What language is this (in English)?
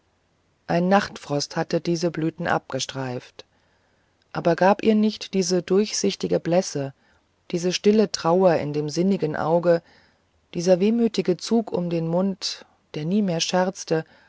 German